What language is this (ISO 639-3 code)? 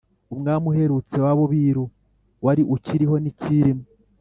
kin